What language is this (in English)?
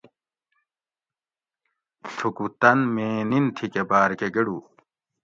Gawri